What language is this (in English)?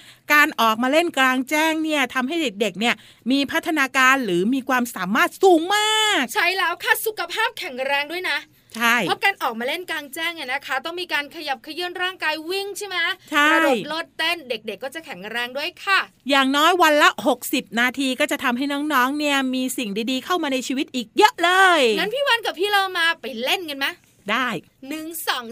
Thai